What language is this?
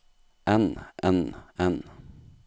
Norwegian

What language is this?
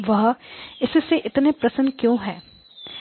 Hindi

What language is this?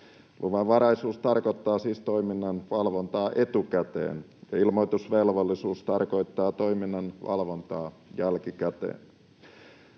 Finnish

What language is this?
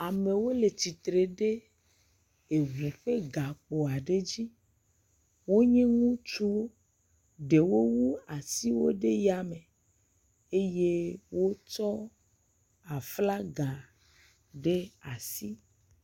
Ewe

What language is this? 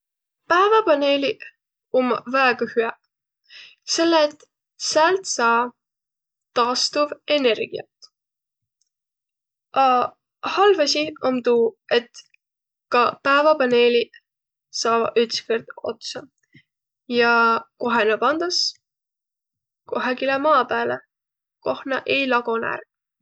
Võro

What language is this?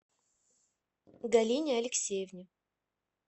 Russian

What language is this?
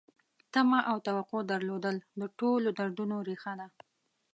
Pashto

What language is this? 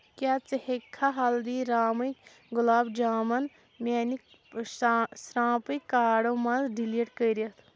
Kashmiri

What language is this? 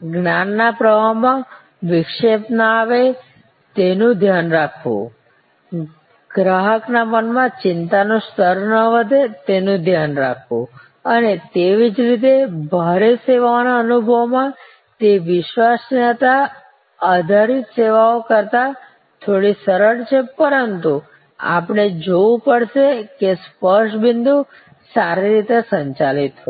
Gujarati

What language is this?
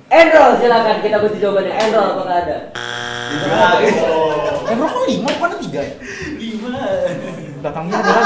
Indonesian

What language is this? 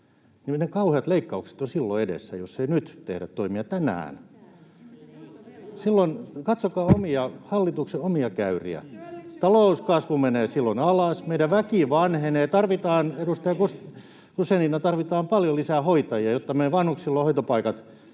Finnish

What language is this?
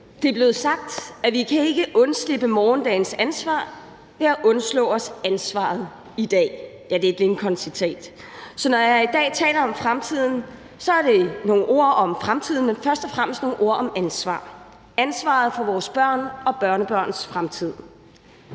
Danish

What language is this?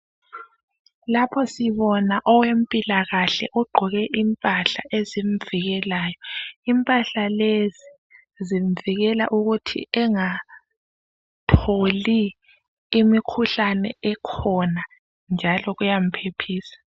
North Ndebele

